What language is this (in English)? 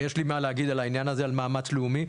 Hebrew